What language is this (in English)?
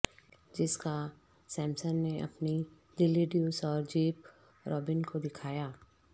Urdu